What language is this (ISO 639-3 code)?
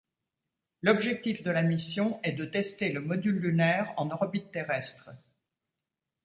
fra